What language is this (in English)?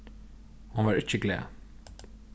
Faroese